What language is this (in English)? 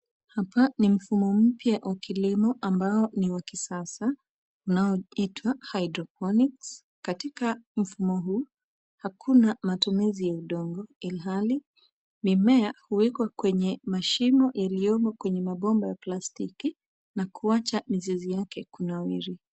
Swahili